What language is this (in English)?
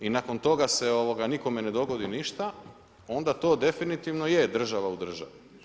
Croatian